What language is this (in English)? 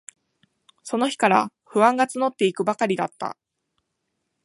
Japanese